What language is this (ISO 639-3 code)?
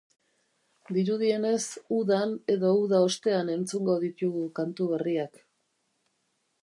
eus